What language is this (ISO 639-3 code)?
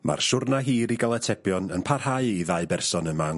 cym